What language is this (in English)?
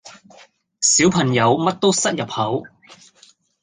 Cantonese